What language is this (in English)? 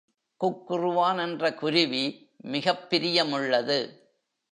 Tamil